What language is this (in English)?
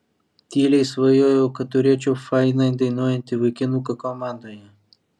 Lithuanian